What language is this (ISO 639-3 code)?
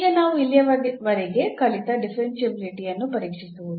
kan